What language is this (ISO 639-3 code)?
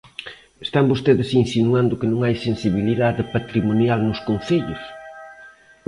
glg